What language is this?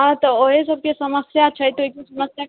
Maithili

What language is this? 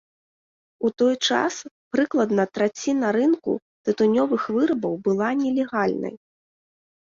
Belarusian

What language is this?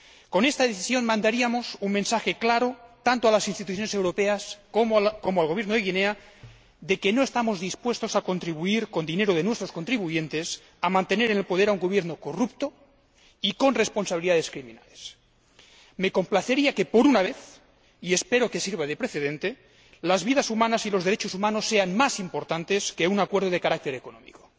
Spanish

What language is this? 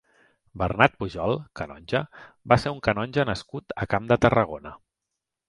Catalan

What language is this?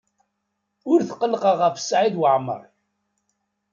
Kabyle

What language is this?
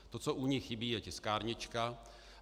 Czech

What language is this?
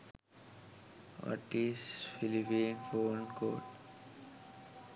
Sinhala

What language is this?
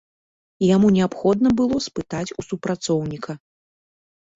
Belarusian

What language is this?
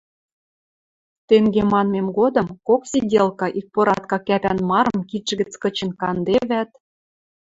Western Mari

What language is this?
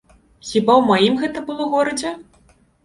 Belarusian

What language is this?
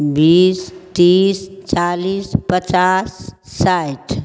Maithili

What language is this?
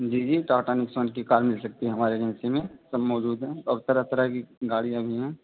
Urdu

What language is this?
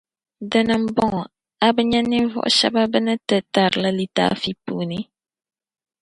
Dagbani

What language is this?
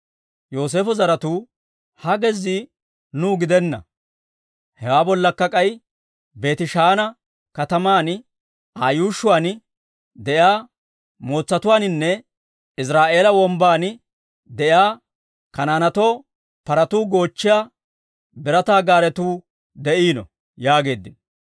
Dawro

